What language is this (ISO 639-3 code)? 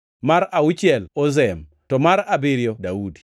luo